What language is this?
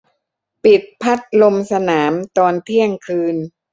Thai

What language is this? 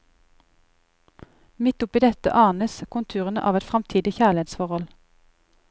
Norwegian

